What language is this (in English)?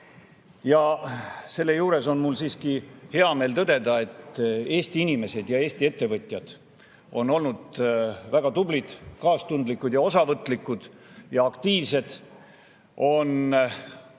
Estonian